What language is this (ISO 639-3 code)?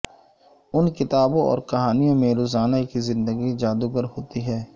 urd